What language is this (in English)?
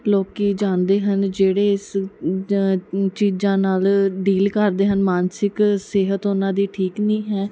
Punjabi